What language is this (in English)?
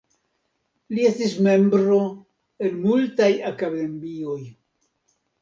Esperanto